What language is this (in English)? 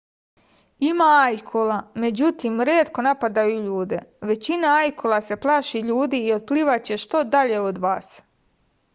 Serbian